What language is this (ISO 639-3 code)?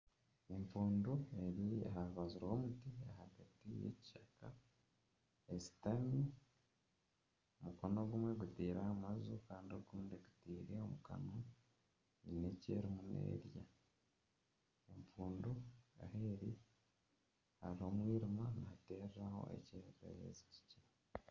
nyn